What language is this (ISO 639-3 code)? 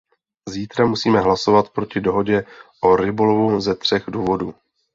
ces